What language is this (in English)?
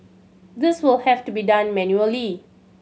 English